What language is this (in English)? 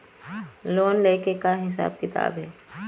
Chhattisgarhi